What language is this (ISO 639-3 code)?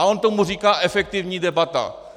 ces